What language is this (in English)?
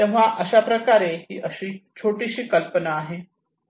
Marathi